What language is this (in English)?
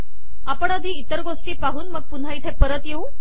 Marathi